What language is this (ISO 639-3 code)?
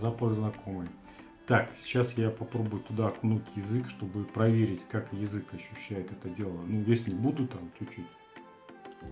rus